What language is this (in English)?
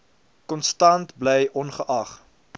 Afrikaans